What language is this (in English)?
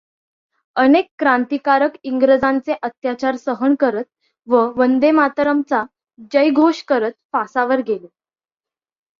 Marathi